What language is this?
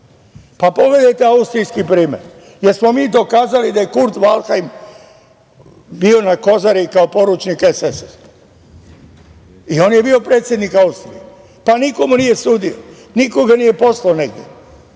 Serbian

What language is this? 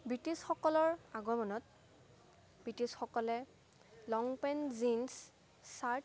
Assamese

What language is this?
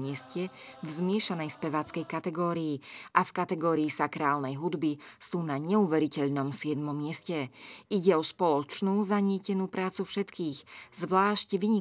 Slovak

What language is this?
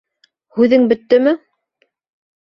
Bashkir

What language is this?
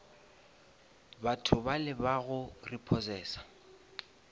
Northern Sotho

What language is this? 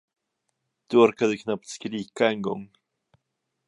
Swedish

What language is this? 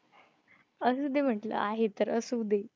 Marathi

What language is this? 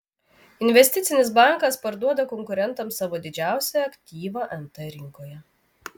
Lithuanian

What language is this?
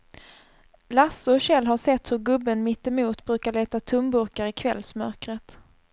Swedish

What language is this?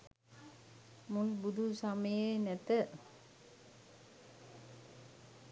Sinhala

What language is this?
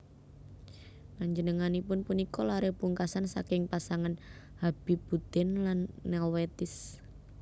Javanese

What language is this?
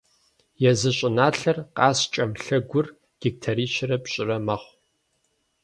Kabardian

